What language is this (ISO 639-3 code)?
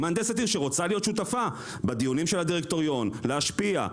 heb